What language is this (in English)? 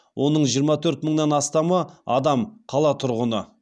Kazakh